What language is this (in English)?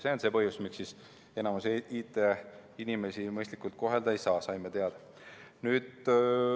Estonian